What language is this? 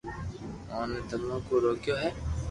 Loarki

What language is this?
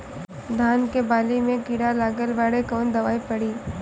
Bhojpuri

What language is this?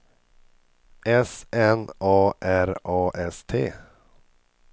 Swedish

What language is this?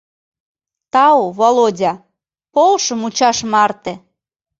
Mari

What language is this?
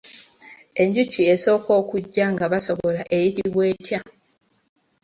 Ganda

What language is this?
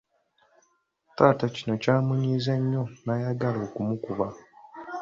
Ganda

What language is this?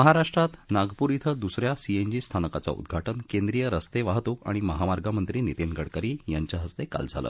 Marathi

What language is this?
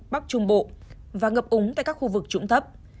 Vietnamese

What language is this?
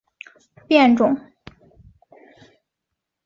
Chinese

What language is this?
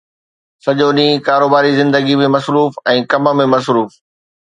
Sindhi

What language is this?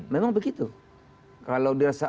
Indonesian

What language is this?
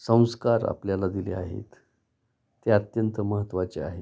Marathi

